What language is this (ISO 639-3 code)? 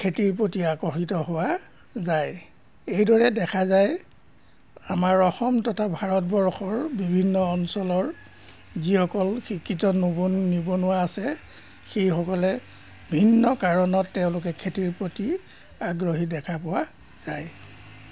asm